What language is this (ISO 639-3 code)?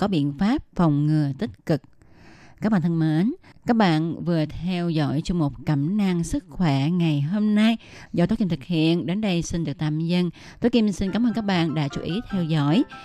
vie